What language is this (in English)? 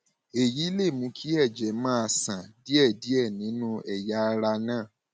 Yoruba